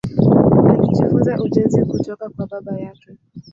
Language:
Swahili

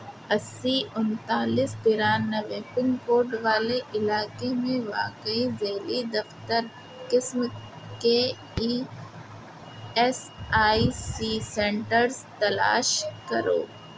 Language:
Urdu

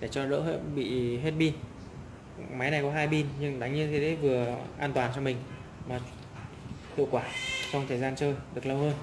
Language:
Vietnamese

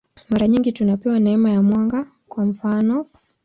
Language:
Swahili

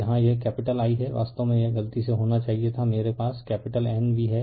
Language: Hindi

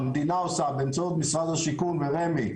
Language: Hebrew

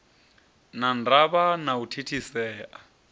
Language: Venda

